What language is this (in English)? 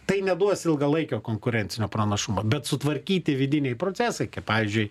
Lithuanian